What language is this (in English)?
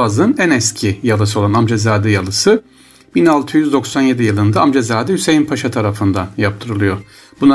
Turkish